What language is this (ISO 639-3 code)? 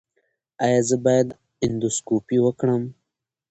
pus